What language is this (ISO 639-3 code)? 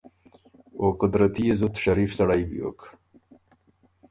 oru